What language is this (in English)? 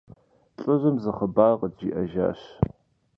Kabardian